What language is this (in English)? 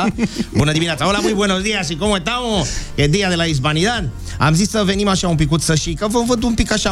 Romanian